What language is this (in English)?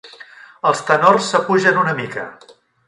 Catalan